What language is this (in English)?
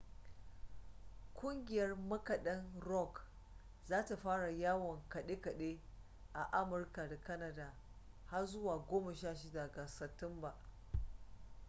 Hausa